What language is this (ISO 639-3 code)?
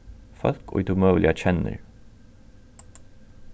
fao